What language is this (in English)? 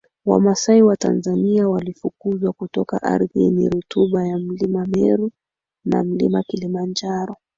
Swahili